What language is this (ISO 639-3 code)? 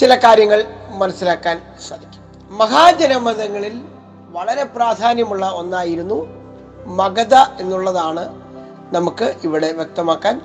mal